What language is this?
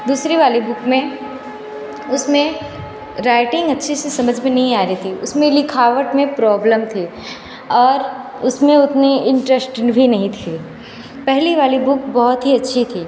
Hindi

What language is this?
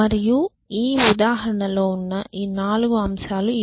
Telugu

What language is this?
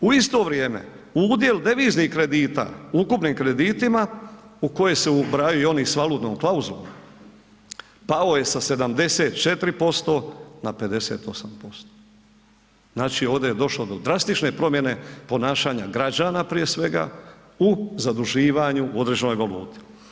Croatian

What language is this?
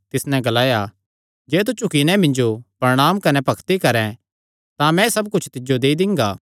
Kangri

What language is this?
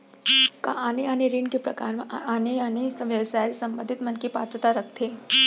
Chhattisgarhi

